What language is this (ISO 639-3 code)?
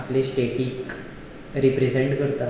kok